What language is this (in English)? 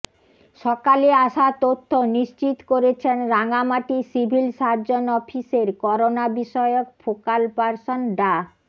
Bangla